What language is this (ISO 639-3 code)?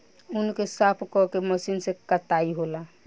bho